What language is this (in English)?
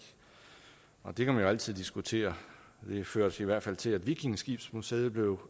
Danish